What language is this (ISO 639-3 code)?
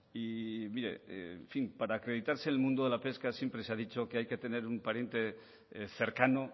spa